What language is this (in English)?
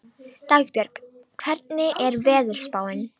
Icelandic